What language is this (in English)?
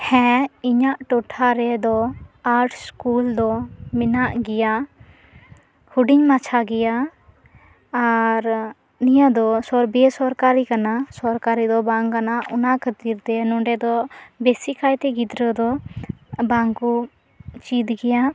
Santali